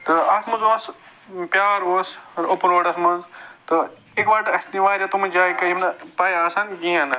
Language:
Kashmiri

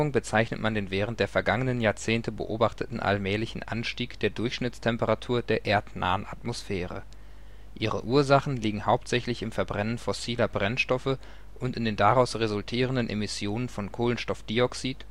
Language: German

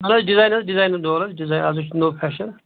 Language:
Kashmiri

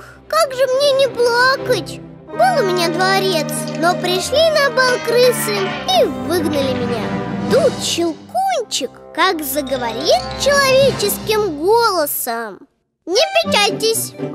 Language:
Russian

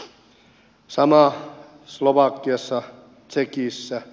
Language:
Finnish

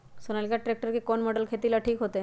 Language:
Magahi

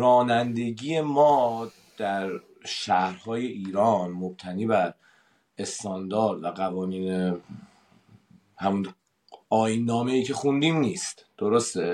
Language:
Persian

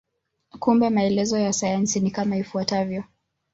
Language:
Swahili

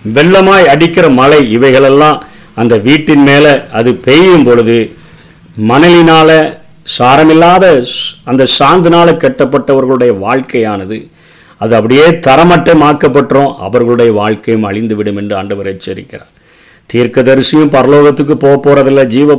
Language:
Tamil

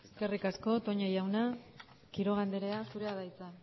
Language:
Basque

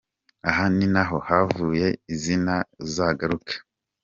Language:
Kinyarwanda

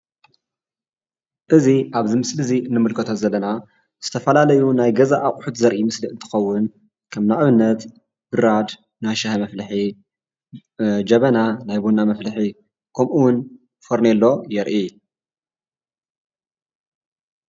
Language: Tigrinya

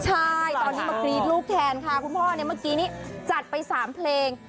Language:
Thai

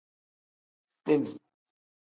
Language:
Tem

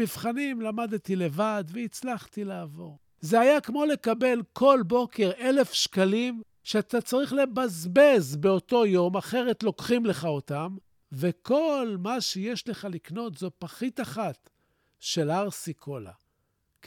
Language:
Hebrew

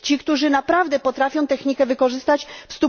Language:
Polish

